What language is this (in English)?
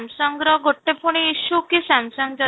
Odia